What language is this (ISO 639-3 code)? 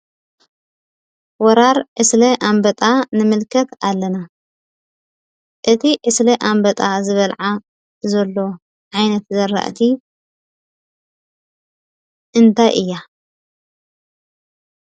tir